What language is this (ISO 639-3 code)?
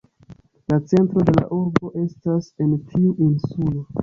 epo